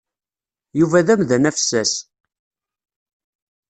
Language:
Kabyle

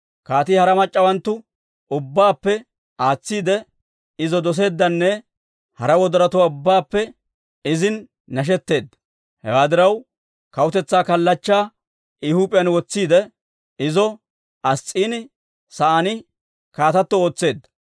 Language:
Dawro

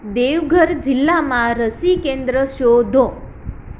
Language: Gujarati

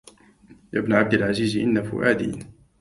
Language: Arabic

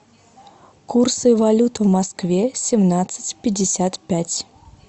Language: Russian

